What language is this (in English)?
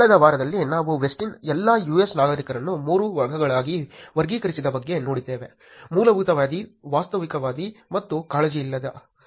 Kannada